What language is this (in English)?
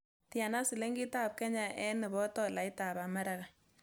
Kalenjin